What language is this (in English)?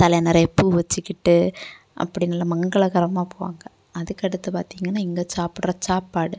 Tamil